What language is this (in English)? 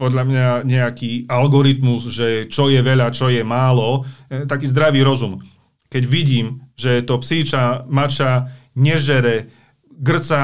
Slovak